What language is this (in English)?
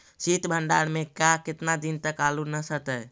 Magahi